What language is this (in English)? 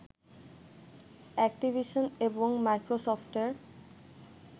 Bangla